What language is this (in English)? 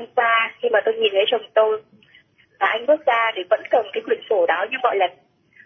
Vietnamese